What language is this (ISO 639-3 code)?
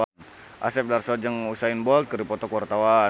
sun